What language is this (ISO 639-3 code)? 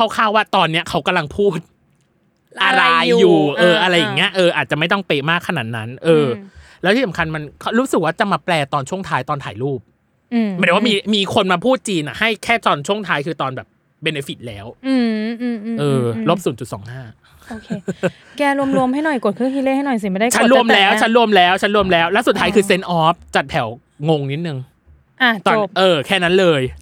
tha